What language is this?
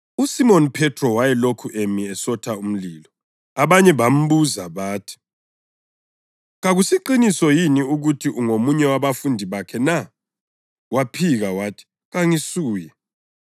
North Ndebele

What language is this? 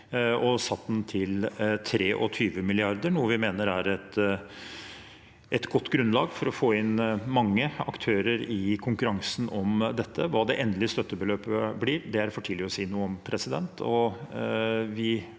Norwegian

